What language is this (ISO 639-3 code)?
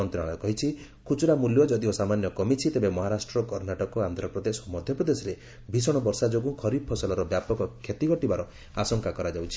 ori